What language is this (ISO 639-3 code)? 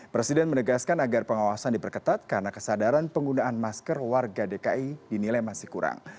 ind